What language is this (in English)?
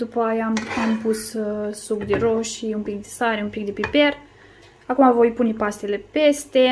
Romanian